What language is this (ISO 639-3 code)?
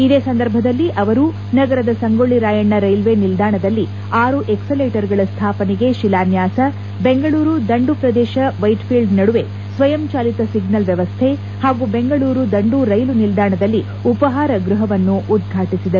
kan